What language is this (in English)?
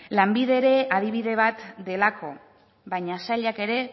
Basque